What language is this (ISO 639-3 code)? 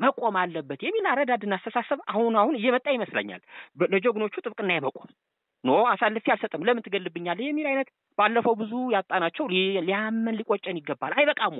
ara